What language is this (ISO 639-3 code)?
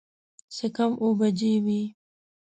pus